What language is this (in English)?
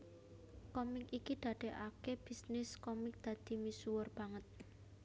Javanese